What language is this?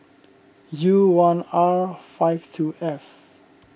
English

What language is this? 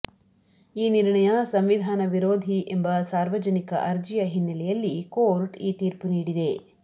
Kannada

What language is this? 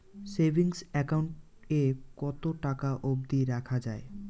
Bangla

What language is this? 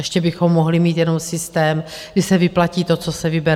Czech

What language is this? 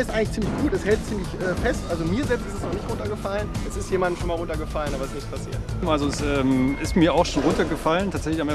German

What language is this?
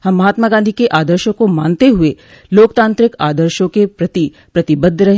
Hindi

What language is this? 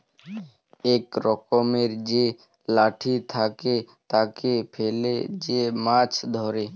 Bangla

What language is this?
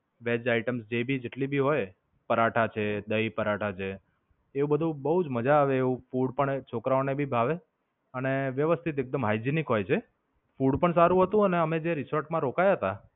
Gujarati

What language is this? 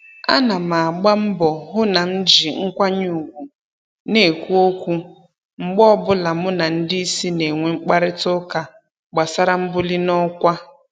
Igbo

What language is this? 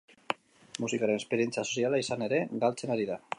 Basque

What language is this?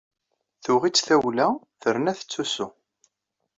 Kabyle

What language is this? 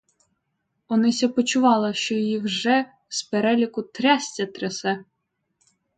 Ukrainian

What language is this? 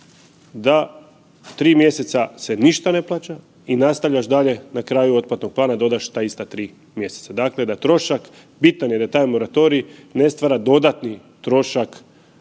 Croatian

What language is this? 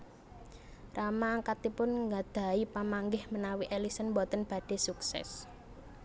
Javanese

